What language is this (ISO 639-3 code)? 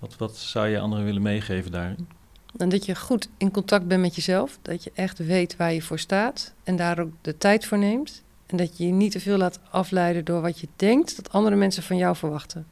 nld